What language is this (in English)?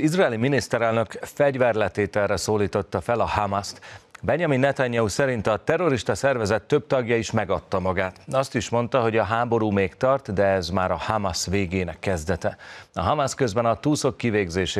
Hungarian